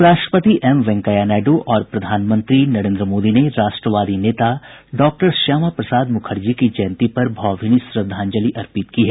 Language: Hindi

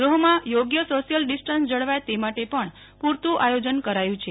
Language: Gujarati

